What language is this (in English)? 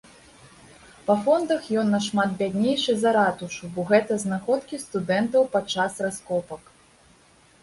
Belarusian